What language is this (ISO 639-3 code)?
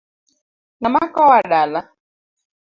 luo